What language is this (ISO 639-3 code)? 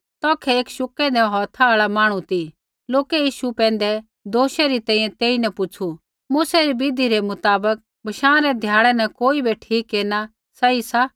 kfx